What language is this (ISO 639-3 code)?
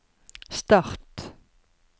nor